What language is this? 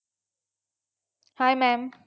Marathi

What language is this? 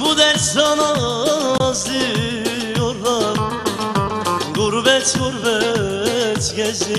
Turkish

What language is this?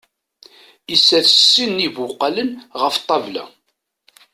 Kabyle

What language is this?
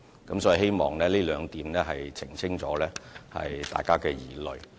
Cantonese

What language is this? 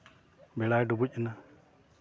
Santali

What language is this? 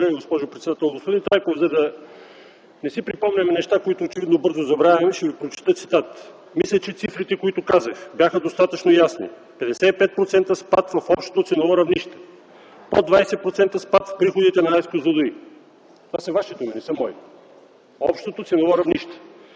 Bulgarian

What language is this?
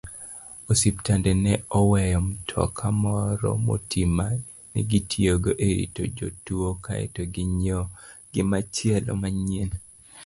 Luo (Kenya and Tanzania)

